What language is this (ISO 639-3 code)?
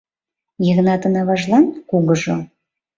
chm